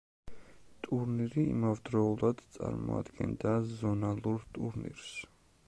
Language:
Georgian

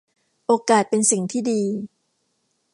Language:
Thai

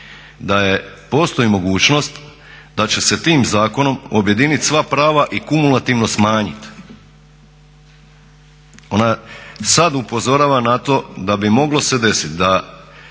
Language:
Croatian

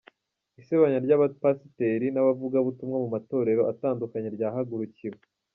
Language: Kinyarwanda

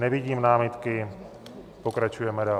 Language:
Czech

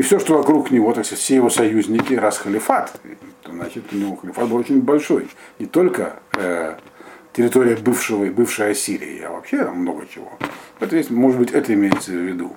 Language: Russian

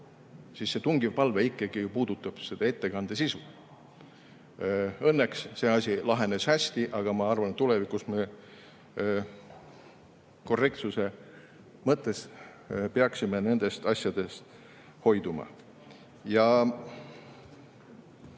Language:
Estonian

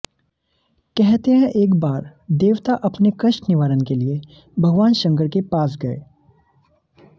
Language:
Hindi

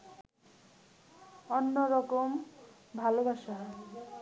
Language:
Bangla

